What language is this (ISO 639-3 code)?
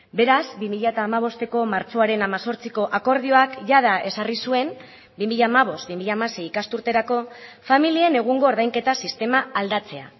eus